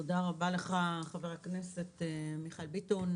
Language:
Hebrew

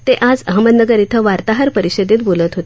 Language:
Marathi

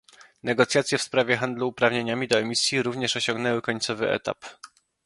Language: Polish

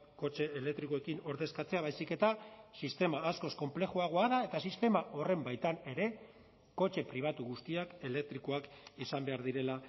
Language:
Basque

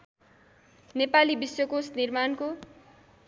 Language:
Nepali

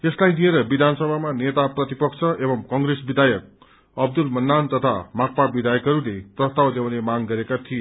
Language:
Nepali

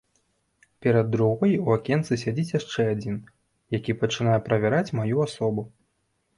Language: Belarusian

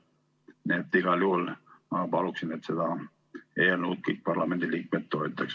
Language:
Estonian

